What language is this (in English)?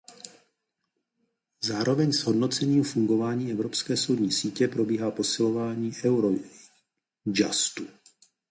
Czech